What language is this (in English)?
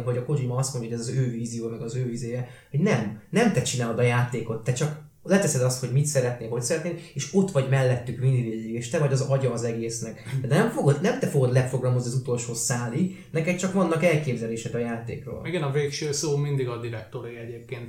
Hungarian